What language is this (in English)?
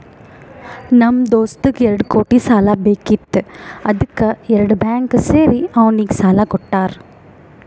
Kannada